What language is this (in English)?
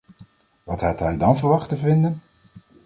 Dutch